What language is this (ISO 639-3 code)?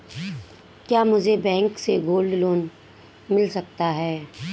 hin